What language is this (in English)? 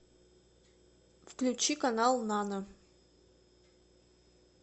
Russian